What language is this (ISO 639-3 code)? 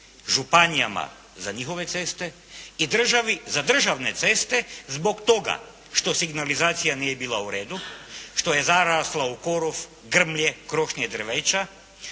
hrv